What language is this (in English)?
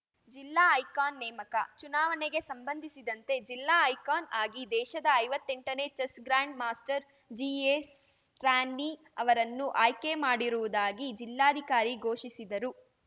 Kannada